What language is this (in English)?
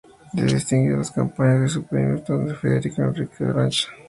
Spanish